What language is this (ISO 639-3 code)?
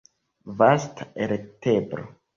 epo